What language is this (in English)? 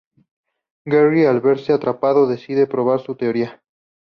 Spanish